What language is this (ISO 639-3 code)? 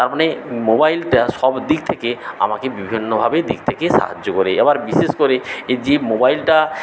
ben